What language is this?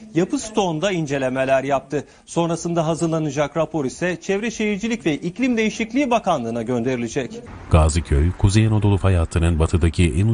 Turkish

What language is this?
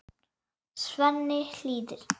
Icelandic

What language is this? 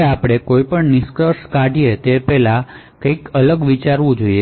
Gujarati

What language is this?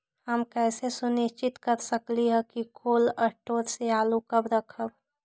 Magahi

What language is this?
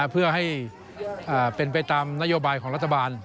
Thai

